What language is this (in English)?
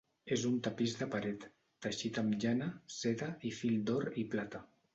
Catalan